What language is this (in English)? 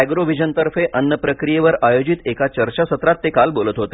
Marathi